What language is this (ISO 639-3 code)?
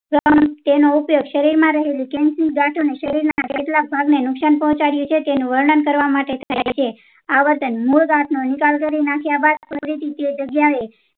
guj